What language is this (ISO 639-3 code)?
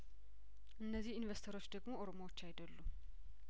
amh